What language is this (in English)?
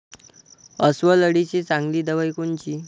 Marathi